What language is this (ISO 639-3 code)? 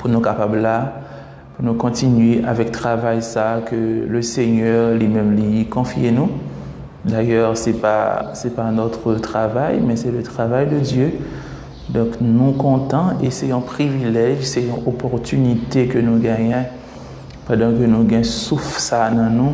fra